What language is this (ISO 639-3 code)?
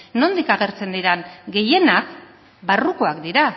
eus